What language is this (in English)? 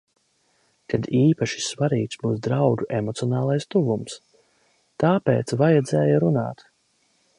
Latvian